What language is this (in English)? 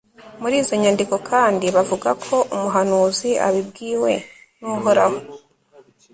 Kinyarwanda